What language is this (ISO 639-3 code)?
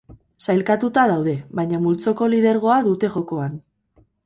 eus